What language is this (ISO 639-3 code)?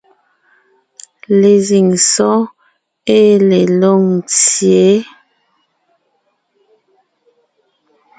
nnh